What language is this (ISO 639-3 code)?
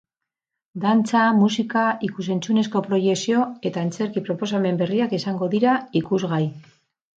eus